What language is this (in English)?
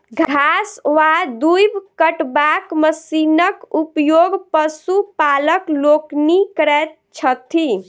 Maithili